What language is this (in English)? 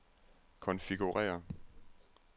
Danish